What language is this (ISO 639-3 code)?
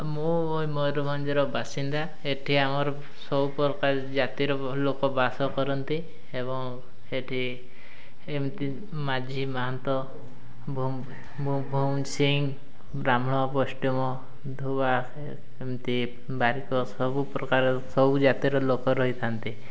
ori